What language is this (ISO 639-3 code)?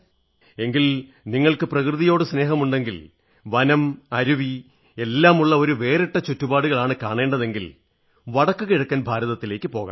mal